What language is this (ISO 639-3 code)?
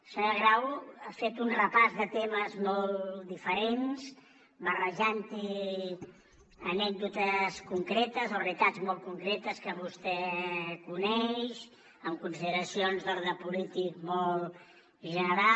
cat